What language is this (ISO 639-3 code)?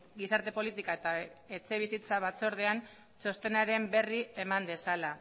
eus